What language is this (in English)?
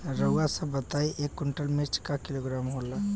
Bhojpuri